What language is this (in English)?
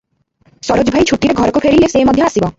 Odia